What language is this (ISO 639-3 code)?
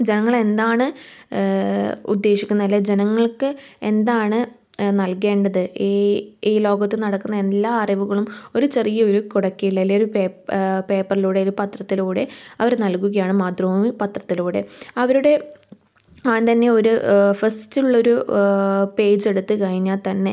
mal